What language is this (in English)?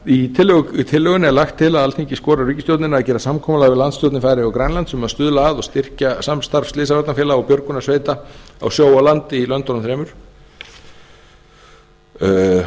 Icelandic